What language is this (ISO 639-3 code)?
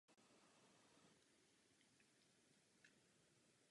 ces